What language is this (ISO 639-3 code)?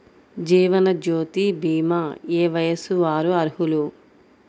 tel